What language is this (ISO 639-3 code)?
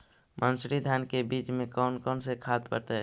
mag